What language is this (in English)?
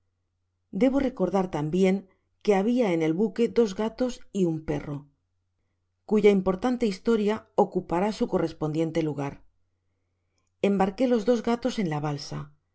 Spanish